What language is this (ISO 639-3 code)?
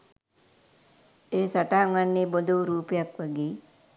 sin